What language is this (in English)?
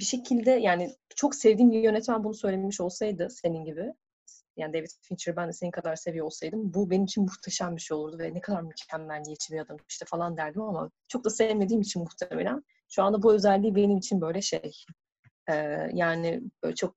Turkish